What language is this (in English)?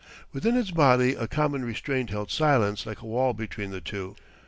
English